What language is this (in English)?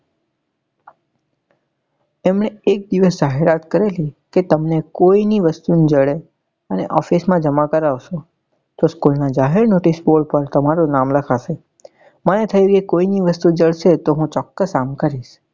Gujarati